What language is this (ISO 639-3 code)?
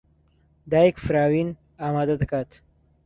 ckb